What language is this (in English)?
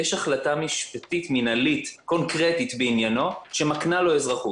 Hebrew